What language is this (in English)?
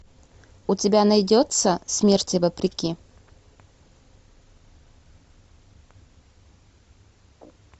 Russian